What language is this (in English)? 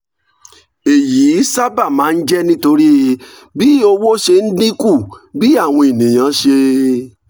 Yoruba